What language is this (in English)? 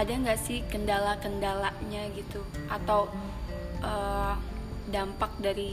Indonesian